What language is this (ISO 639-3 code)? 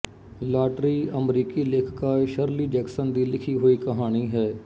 pan